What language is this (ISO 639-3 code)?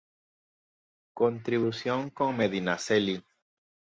spa